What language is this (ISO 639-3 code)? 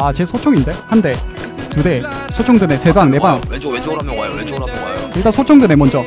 kor